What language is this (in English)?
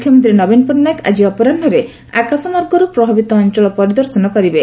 Odia